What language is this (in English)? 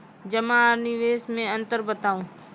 Maithili